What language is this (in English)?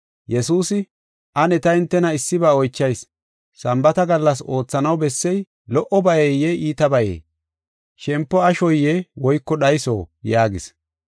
Gofa